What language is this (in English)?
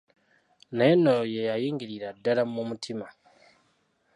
Ganda